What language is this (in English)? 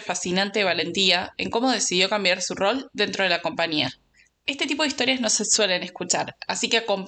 Spanish